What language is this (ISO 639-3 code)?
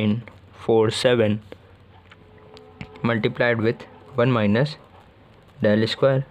eng